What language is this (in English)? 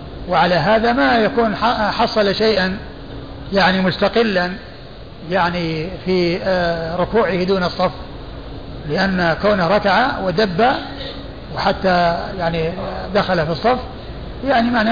Arabic